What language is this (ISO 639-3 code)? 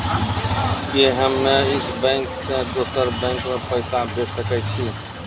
mai